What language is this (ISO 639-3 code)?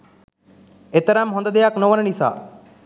sin